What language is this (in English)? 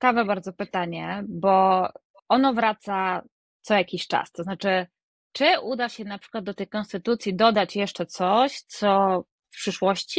Polish